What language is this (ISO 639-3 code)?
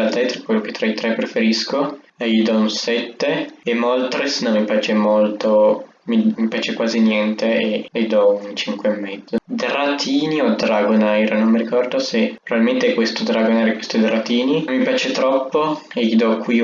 ita